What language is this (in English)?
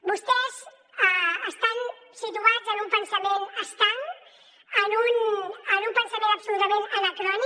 Catalan